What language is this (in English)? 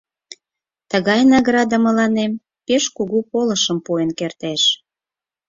Mari